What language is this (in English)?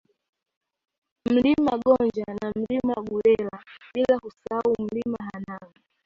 Swahili